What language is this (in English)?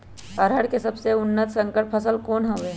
Magahi